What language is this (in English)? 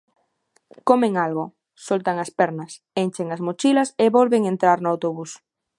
Galician